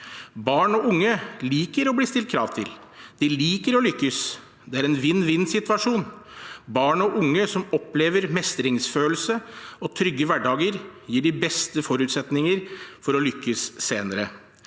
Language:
Norwegian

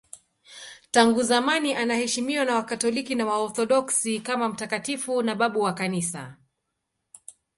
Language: Swahili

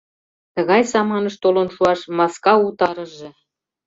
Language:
Mari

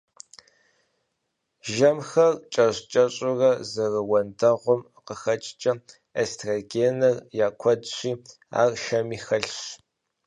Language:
Kabardian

